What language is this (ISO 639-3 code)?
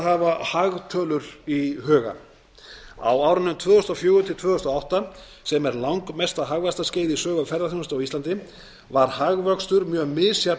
isl